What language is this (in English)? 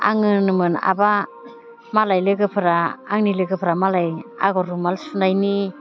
Bodo